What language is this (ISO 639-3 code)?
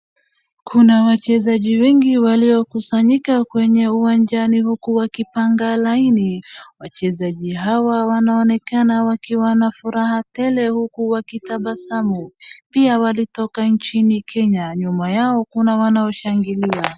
swa